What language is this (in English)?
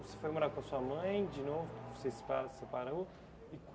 Portuguese